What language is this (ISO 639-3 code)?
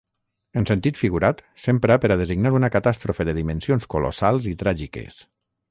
cat